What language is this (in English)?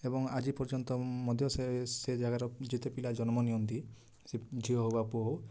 Odia